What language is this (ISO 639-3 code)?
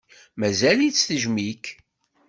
kab